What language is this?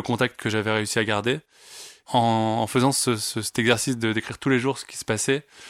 French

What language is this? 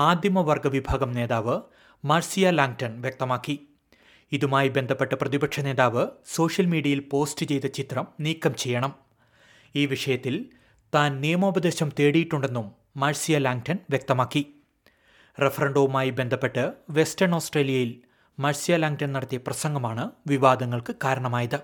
Malayalam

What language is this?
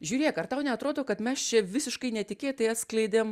Lithuanian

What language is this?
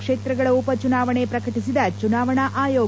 Kannada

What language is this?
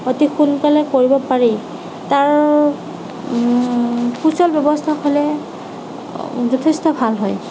Assamese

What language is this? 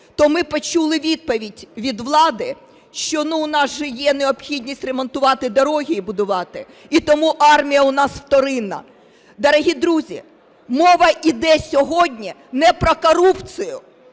Ukrainian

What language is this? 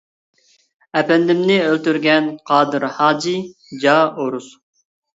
Uyghur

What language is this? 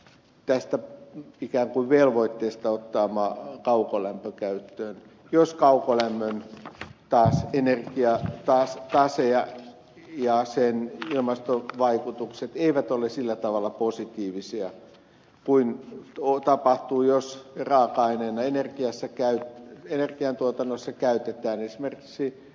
Finnish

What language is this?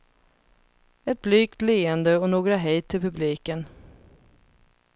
Swedish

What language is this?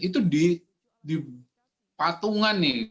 Indonesian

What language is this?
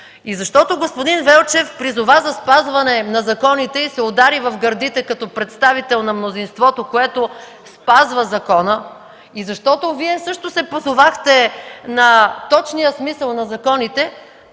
Bulgarian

